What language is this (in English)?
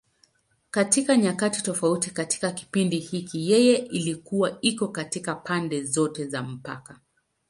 Swahili